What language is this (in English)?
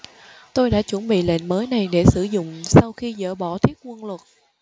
Vietnamese